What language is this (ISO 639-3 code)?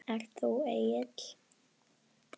isl